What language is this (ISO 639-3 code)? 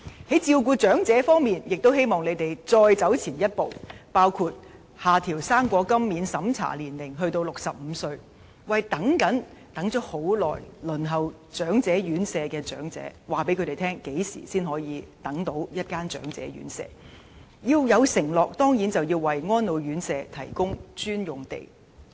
yue